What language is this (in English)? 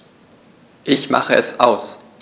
German